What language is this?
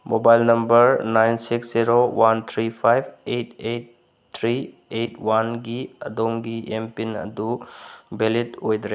Manipuri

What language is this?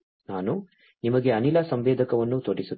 Kannada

